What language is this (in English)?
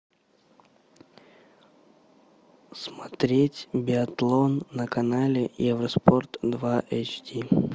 Russian